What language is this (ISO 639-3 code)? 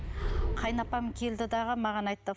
kaz